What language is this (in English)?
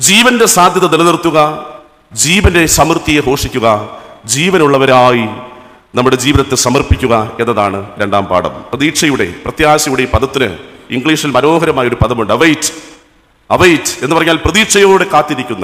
Malayalam